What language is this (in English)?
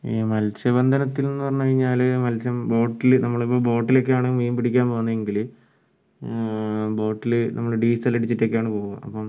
Malayalam